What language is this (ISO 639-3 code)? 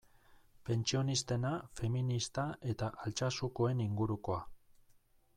eus